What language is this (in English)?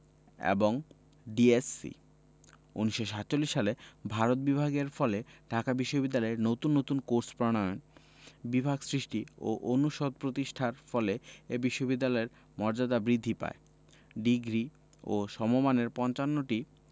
Bangla